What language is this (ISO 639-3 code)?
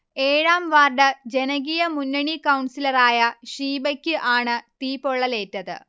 mal